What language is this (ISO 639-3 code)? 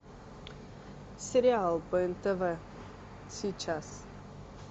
rus